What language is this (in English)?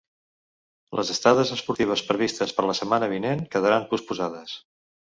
Catalan